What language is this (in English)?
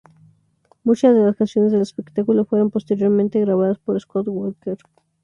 Spanish